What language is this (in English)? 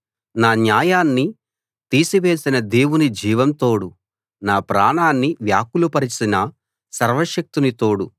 Telugu